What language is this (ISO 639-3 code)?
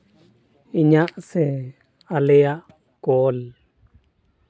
sat